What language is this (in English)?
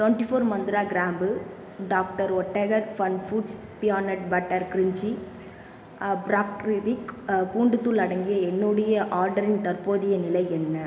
Tamil